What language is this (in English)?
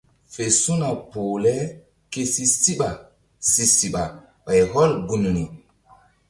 Mbum